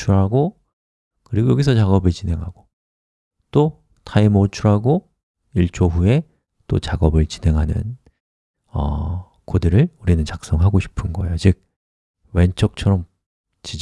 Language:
Korean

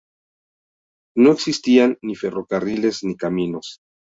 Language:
Spanish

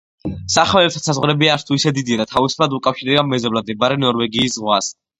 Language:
Georgian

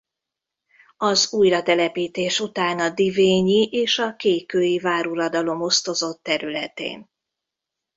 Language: Hungarian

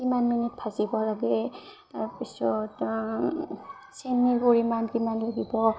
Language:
Assamese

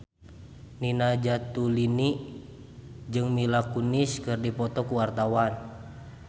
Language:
Sundanese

